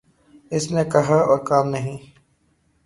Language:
Urdu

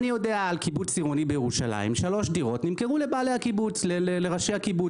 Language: Hebrew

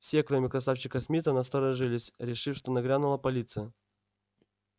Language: Russian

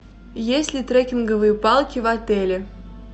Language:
Russian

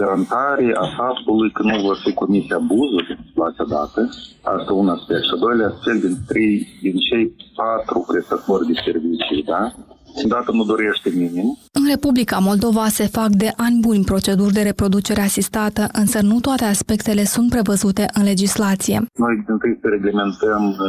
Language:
Romanian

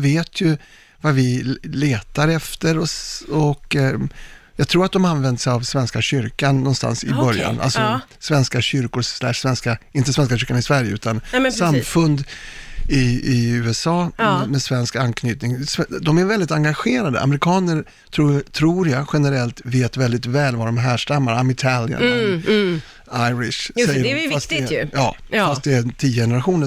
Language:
Swedish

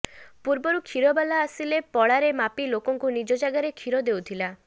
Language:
Odia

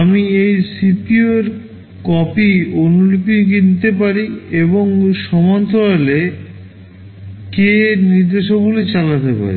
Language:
Bangla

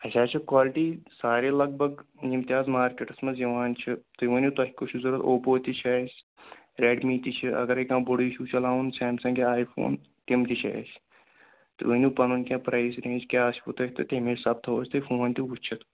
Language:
Kashmiri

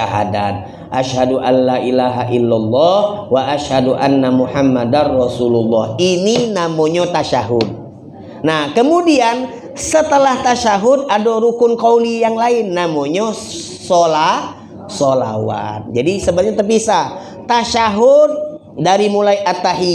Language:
Indonesian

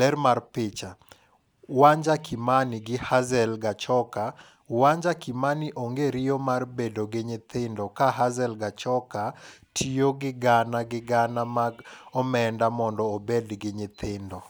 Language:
Luo (Kenya and Tanzania)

